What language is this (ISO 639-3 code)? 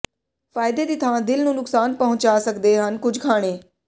pan